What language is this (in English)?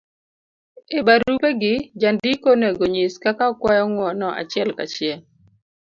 Luo (Kenya and Tanzania)